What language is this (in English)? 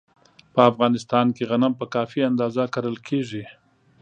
Pashto